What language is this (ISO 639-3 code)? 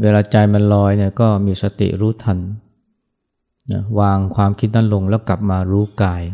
tha